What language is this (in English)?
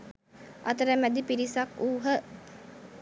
Sinhala